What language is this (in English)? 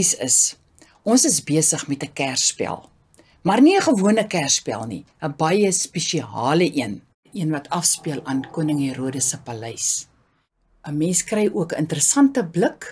Dutch